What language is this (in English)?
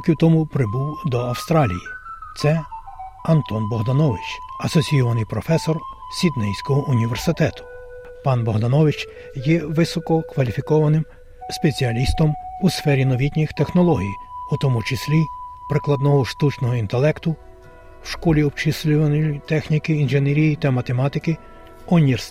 Ukrainian